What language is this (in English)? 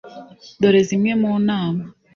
Kinyarwanda